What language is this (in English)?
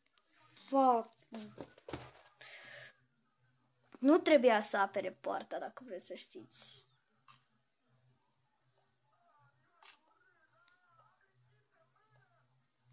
Romanian